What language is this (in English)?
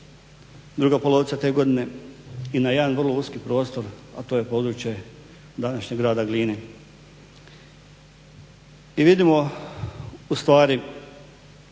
Croatian